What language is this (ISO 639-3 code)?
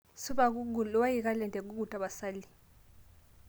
mas